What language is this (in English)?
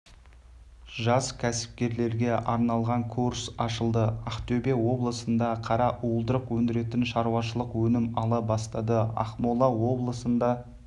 Kazakh